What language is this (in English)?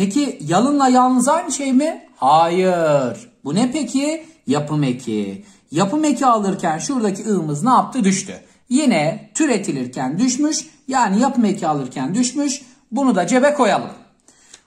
Turkish